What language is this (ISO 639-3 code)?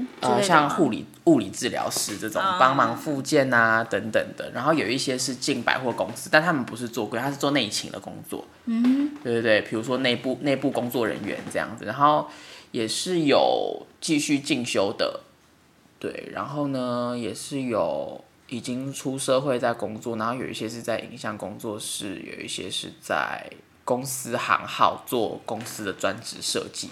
zho